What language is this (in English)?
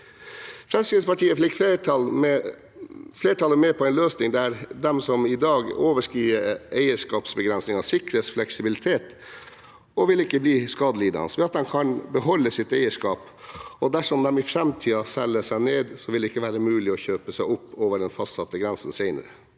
Norwegian